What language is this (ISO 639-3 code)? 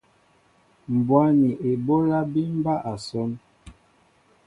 mbo